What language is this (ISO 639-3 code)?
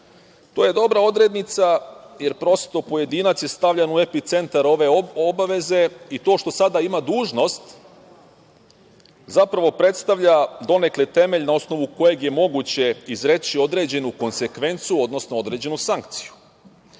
srp